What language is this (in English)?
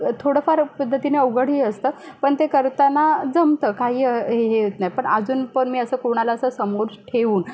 Marathi